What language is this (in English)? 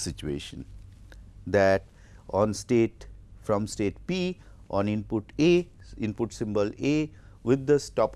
English